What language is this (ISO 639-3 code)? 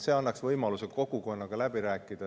est